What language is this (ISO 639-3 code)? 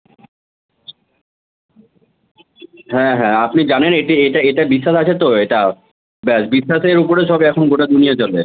ben